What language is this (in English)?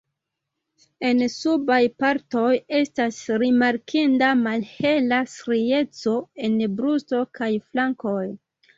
Esperanto